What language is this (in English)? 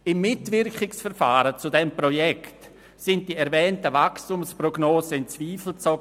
Swiss German